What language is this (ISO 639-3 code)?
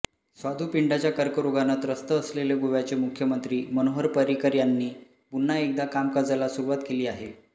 mar